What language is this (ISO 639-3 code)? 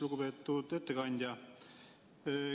est